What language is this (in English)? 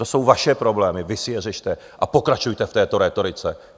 Czech